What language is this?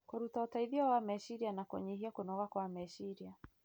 Kikuyu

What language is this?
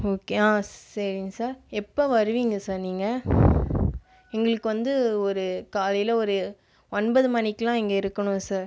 Tamil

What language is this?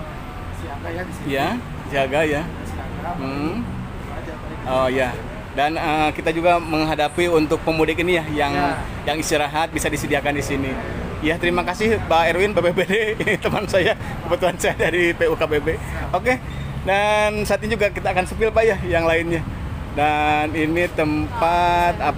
Indonesian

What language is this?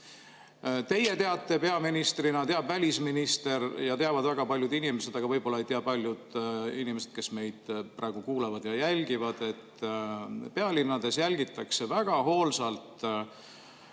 Estonian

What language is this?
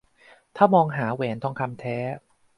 Thai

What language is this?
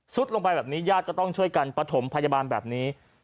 Thai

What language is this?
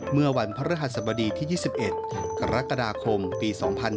Thai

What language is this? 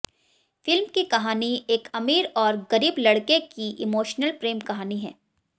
Hindi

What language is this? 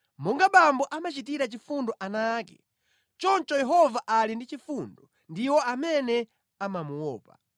Nyanja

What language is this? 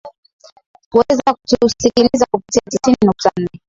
Swahili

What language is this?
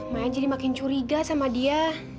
Indonesian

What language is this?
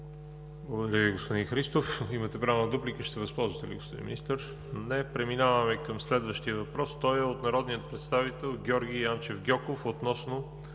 Bulgarian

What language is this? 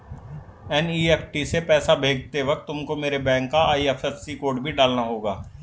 Hindi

